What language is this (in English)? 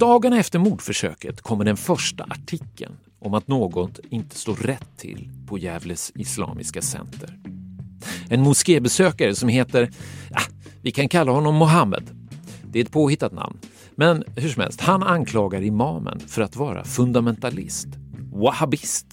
Swedish